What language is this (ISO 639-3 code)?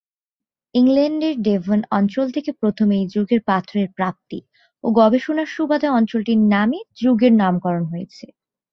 ben